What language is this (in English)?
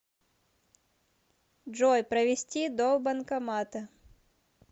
Russian